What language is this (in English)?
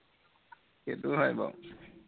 Assamese